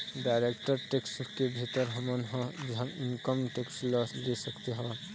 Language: Chhattisgarhi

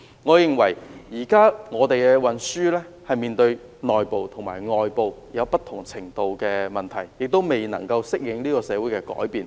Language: Cantonese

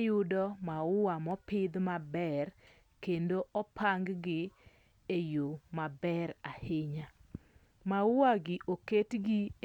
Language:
Luo (Kenya and Tanzania)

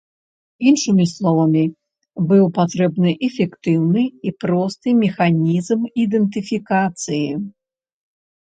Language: Belarusian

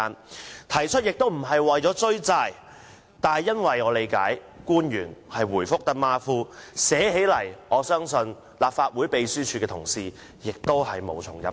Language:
Cantonese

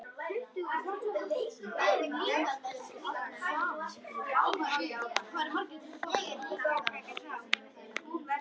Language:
Icelandic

